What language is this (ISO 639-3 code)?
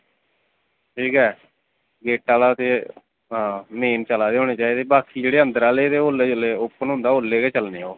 doi